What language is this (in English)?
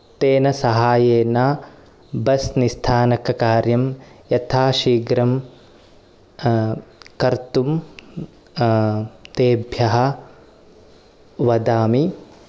Sanskrit